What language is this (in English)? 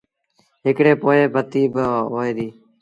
Sindhi Bhil